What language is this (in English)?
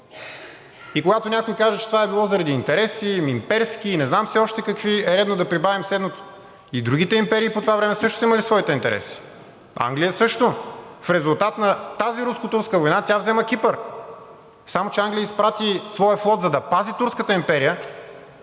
Bulgarian